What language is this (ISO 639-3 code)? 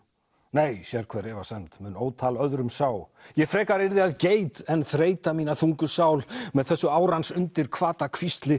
isl